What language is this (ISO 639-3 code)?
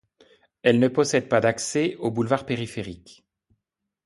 fra